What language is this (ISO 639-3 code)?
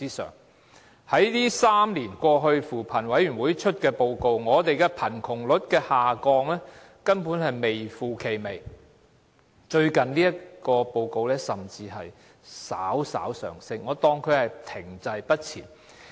yue